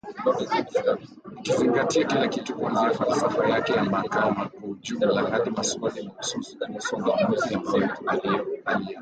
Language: Swahili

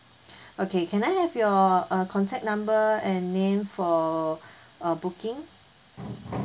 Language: English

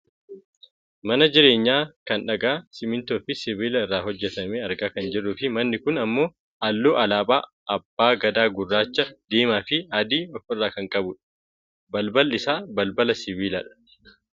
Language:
Oromo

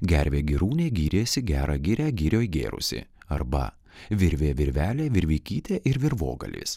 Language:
Lithuanian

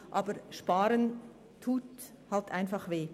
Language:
Swiss German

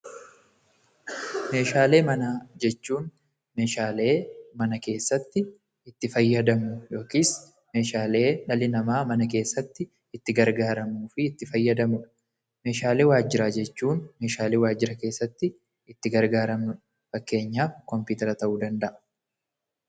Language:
Oromo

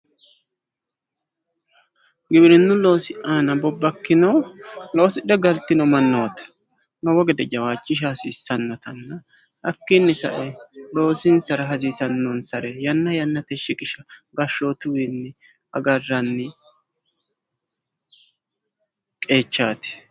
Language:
Sidamo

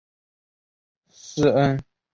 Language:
Chinese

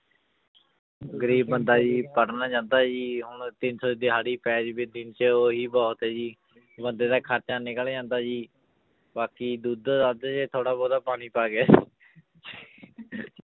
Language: Punjabi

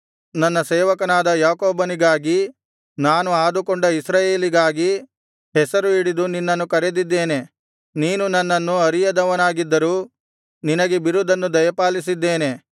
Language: Kannada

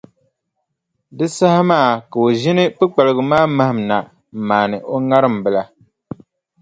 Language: Dagbani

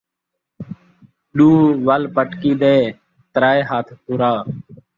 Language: Saraiki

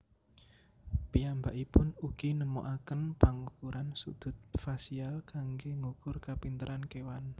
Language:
Javanese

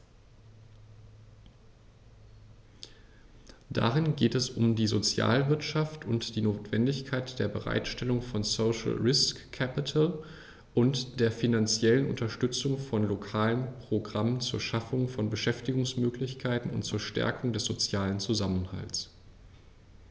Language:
German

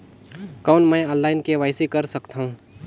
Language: Chhattisgarhi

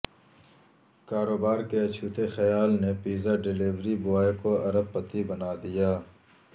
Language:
Urdu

